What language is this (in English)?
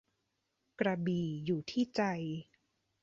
Thai